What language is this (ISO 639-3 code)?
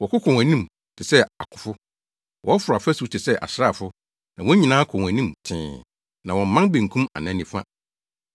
aka